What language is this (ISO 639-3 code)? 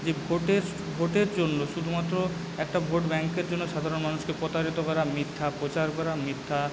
ben